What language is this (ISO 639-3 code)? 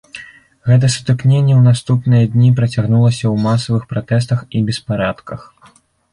bel